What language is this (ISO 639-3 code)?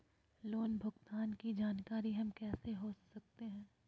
mag